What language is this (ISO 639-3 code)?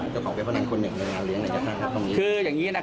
tha